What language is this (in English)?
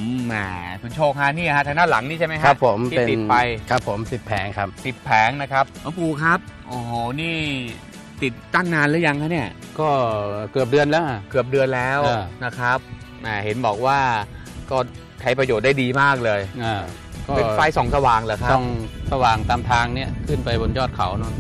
Thai